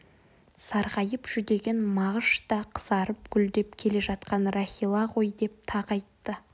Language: Kazakh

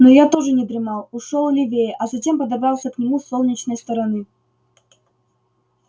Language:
Russian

